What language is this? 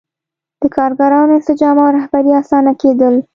Pashto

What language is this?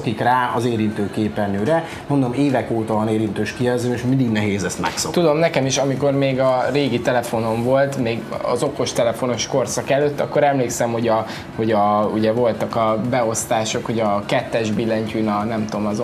Hungarian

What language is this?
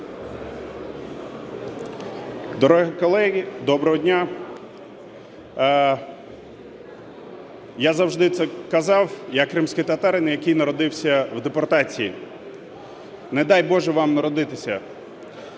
Ukrainian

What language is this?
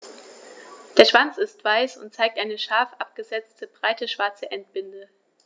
German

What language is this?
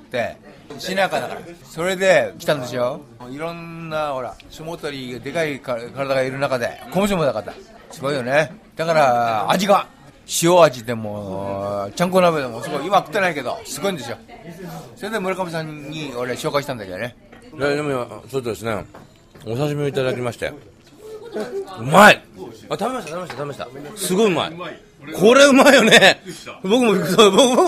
Japanese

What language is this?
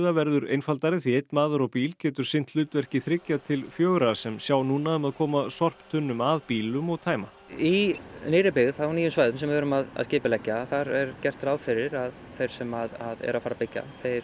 Icelandic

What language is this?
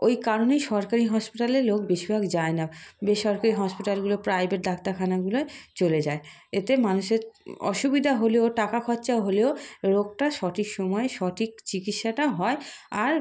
Bangla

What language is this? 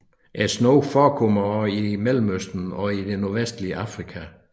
Danish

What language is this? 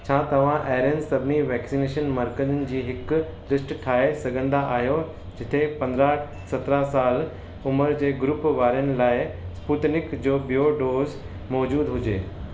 Sindhi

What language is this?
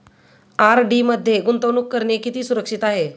Marathi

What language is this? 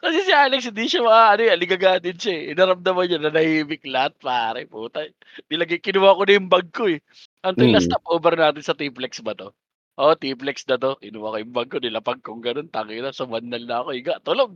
Filipino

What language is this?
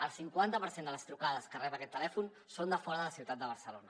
Catalan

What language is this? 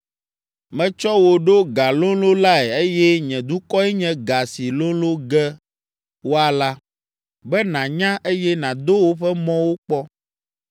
Ewe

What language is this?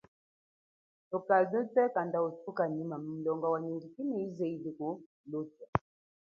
Chokwe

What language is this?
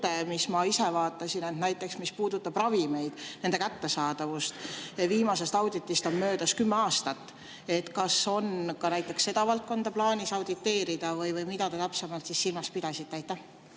Estonian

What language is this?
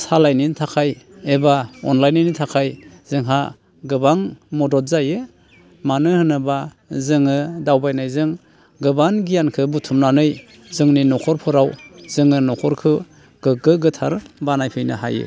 Bodo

